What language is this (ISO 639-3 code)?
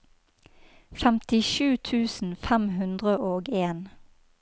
nor